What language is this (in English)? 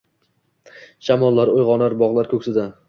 Uzbek